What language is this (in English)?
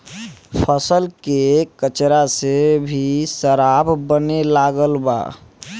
Bhojpuri